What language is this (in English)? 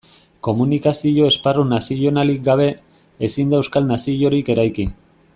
Basque